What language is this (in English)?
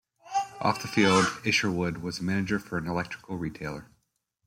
English